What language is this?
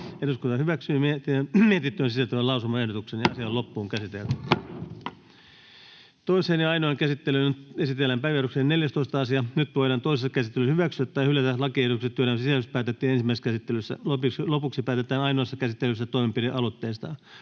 Finnish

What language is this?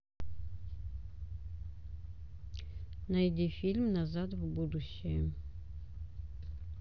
Russian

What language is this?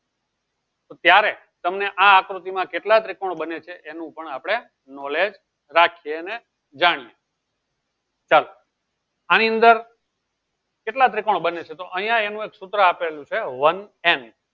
Gujarati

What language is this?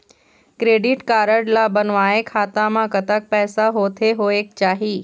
Chhattisgarhi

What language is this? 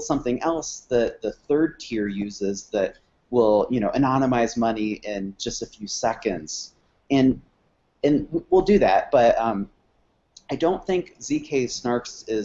English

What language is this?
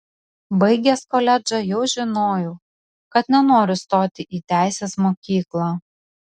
Lithuanian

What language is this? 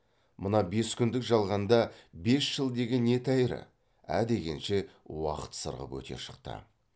Kazakh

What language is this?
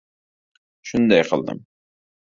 Uzbek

